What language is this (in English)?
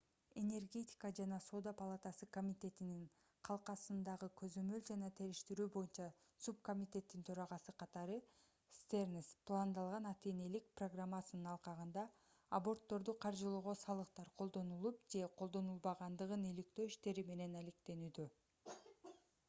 Kyrgyz